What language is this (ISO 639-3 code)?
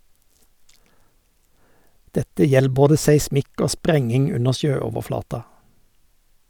nor